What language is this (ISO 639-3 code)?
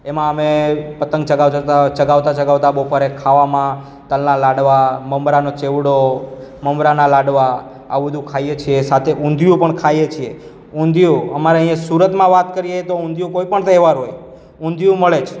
guj